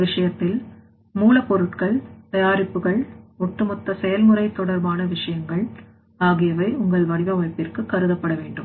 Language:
Tamil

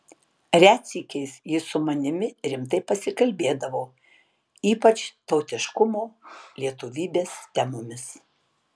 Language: Lithuanian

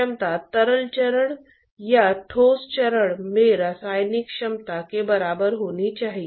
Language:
Hindi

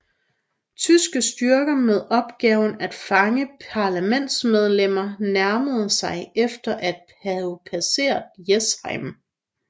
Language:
Danish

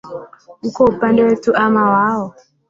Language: Swahili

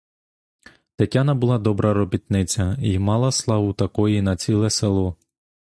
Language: Ukrainian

